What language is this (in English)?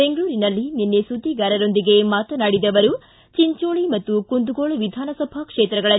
Kannada